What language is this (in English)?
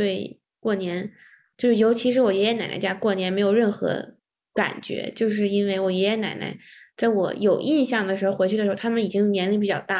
Chinese